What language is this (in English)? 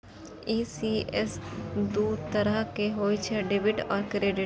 Maithili